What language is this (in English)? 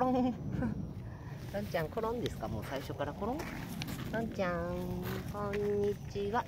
Japanese